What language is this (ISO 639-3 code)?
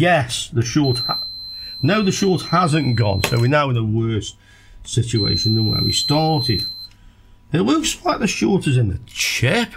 eng